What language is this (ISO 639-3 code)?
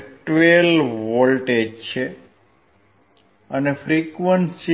guj